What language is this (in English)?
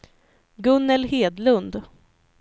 Swedish